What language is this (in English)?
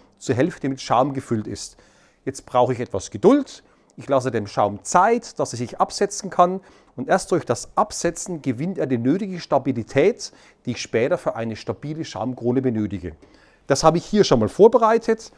German